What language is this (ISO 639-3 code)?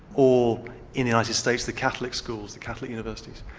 eng